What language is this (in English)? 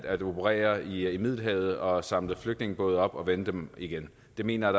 Danish